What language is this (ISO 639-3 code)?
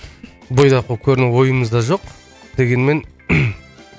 kaz